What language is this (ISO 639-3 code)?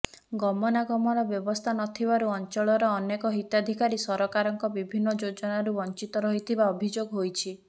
ori